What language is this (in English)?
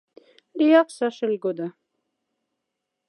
Moksha